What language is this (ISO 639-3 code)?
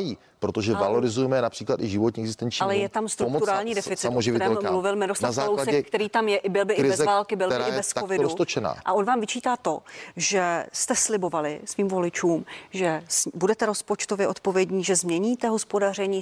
ces